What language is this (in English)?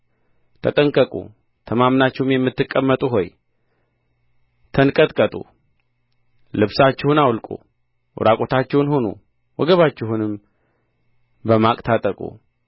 Amharic